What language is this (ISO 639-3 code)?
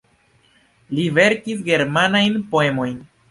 epo